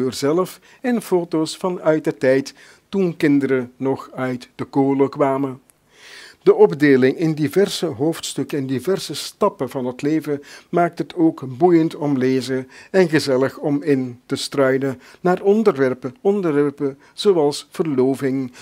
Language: Dutch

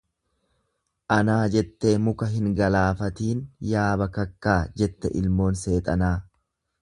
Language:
Oromo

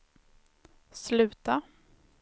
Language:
Swedish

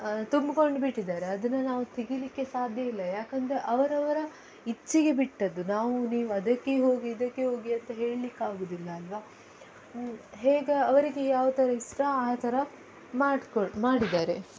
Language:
Kannada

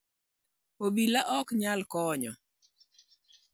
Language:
Luo (Kenya and Tanzania)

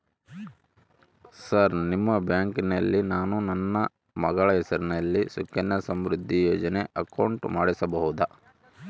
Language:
Kannada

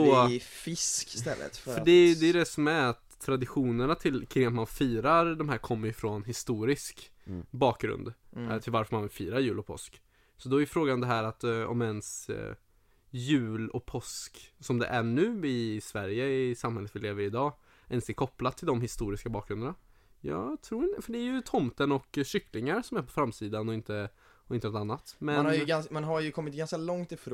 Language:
Swedish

